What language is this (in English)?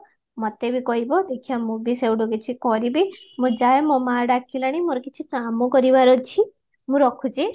Odia